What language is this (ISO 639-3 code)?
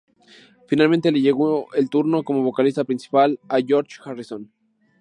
spa